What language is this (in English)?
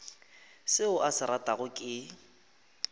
Northern Sotho